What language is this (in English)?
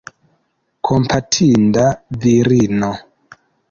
Esperanto